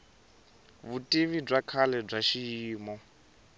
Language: Tsonga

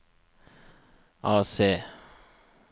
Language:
Norwegian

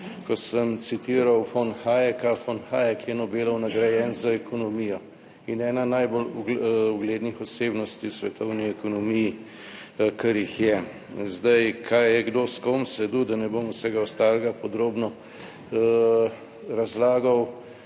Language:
Slovenian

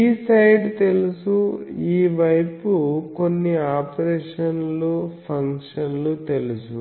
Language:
Telugu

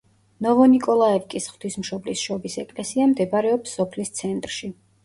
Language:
Georgian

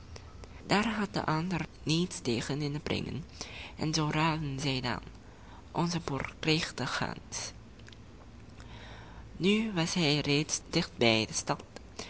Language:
Dutch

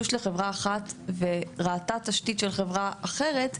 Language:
Hebrew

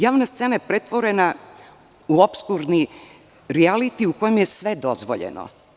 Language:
Serbian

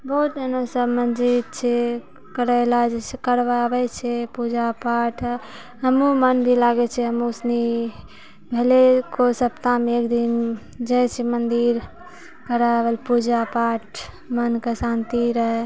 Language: Maithili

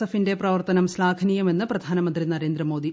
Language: Malayalam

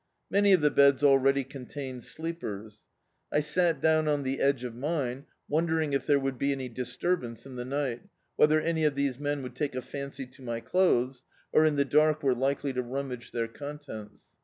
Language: English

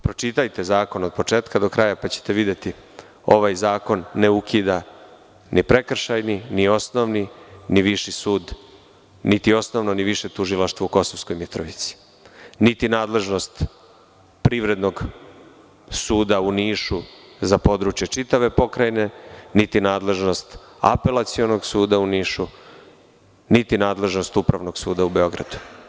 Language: Serbian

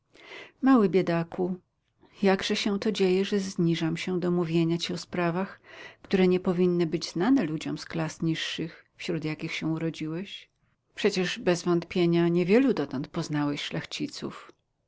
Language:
Polish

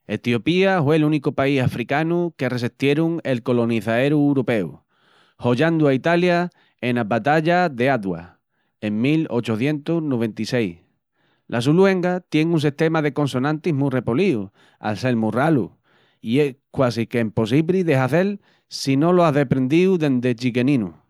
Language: Extremaduran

